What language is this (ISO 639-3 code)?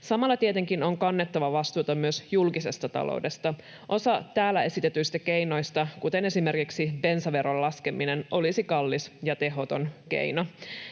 fin